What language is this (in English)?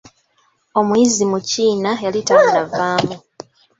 Ganda